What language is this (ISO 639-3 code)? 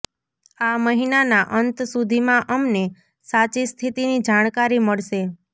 guj